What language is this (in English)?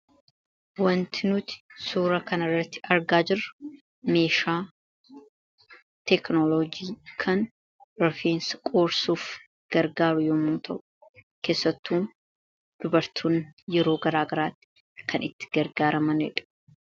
Oromo